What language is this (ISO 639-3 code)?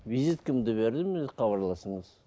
kaz